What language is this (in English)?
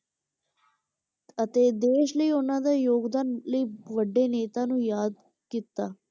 Punjabi